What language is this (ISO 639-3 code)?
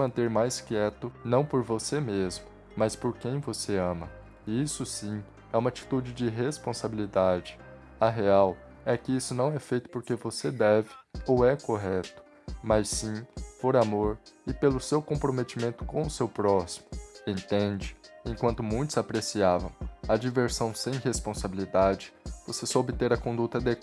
por